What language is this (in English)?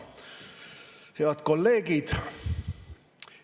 Estonian